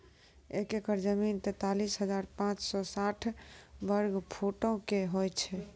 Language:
Maithili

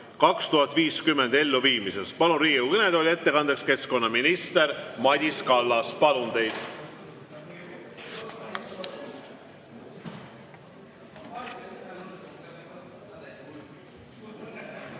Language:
Estonian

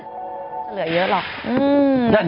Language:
Thai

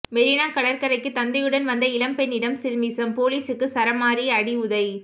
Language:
Tamil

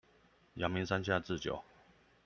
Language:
Chinese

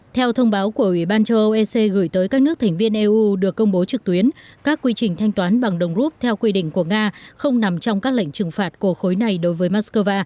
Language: Vietnamese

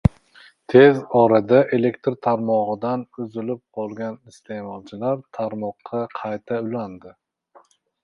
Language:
Uzbek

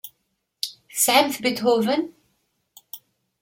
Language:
Kabyle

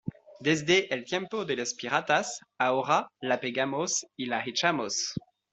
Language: Spanish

